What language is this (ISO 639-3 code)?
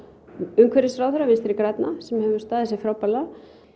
isl